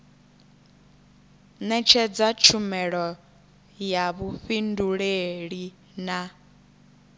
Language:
Venda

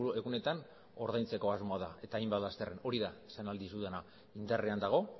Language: Basque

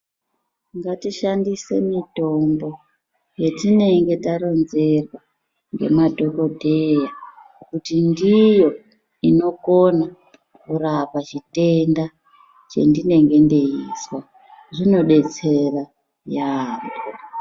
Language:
Ndau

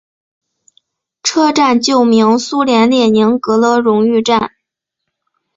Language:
Chinese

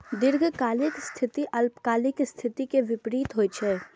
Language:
Maithili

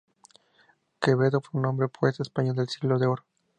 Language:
Spanish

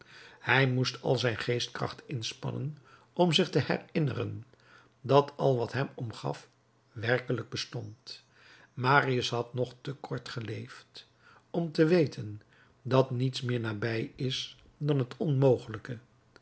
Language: Dutch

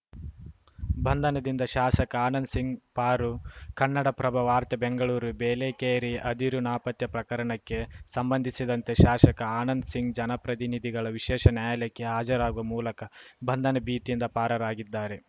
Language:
Kannada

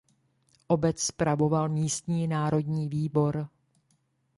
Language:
Czech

